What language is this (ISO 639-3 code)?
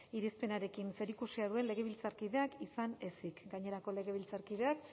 eus